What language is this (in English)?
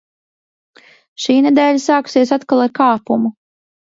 Latvian